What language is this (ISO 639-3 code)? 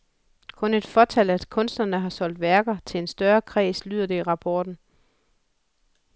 dan